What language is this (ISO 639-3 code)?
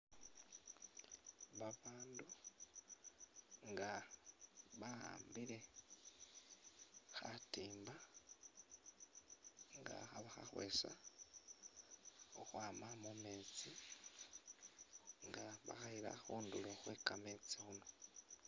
myx